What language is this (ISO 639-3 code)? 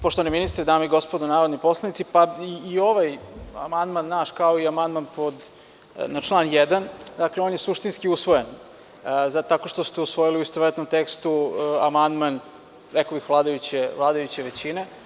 srp